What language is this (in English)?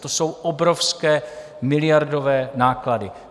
Czech